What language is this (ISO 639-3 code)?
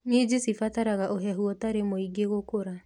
kik